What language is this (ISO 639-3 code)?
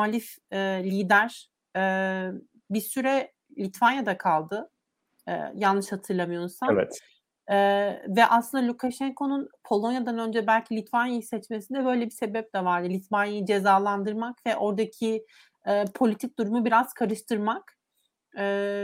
tur